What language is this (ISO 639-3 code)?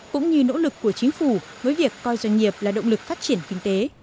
vie